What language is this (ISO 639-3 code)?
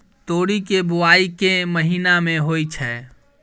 mai